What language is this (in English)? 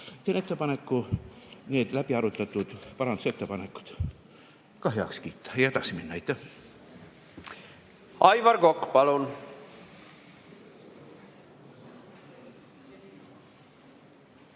Estonian